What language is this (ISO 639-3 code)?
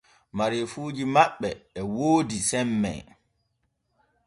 fue